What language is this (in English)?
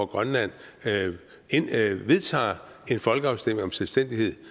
Danish